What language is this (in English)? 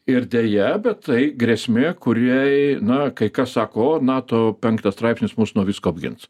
Lithuanian